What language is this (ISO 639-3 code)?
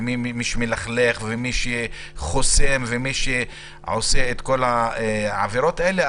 heb